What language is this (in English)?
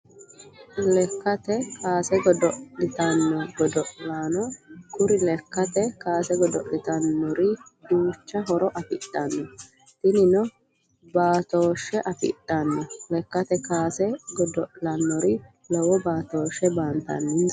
Sidamo